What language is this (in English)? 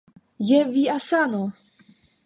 Esperanto